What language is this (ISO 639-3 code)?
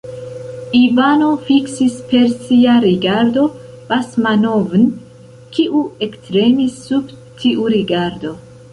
epo